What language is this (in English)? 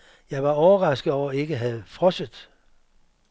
Danish